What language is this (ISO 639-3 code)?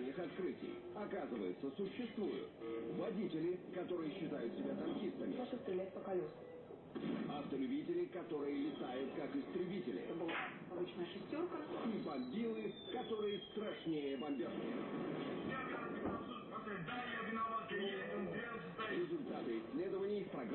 rus